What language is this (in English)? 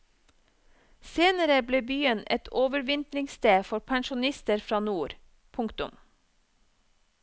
Norwegian